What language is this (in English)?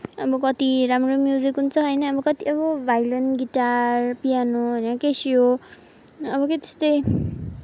Nepali